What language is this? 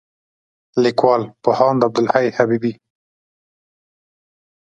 Pashto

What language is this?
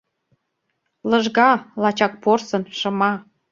Mari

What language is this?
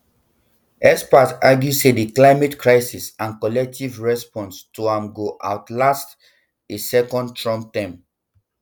Nigerian Pidgin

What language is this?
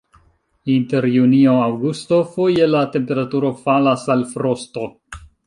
Esperanto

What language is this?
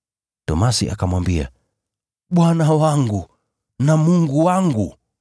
Swahili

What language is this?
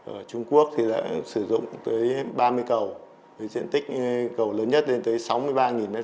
Vietnamese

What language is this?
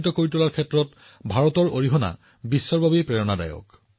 Assamese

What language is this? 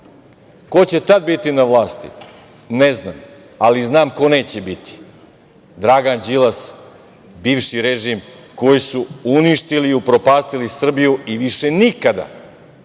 Serbian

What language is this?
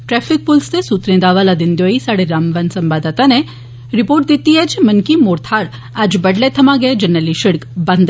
Dogri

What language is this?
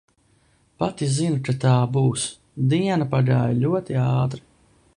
Latvian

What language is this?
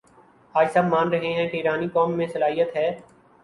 Urdu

